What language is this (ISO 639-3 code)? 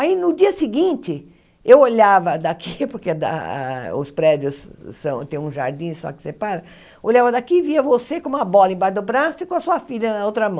por